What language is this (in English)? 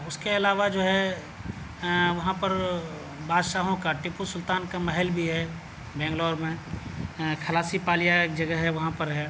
Urdu